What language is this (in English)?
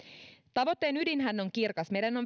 Finnish